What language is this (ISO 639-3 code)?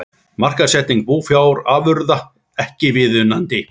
isl